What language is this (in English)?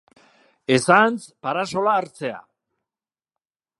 Basque